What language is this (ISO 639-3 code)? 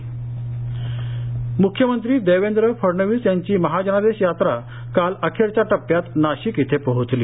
mar